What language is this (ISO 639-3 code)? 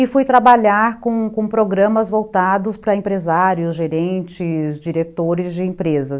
por